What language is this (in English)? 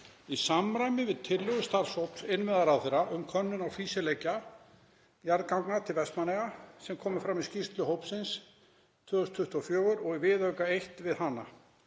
Icelandic